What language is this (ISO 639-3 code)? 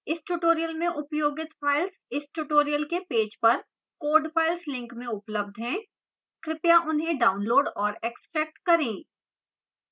hin